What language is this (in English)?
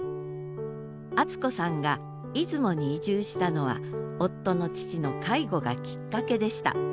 Japanese